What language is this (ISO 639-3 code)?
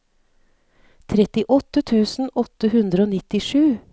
nor